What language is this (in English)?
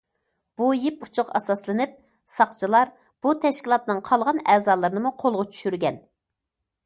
Uyghur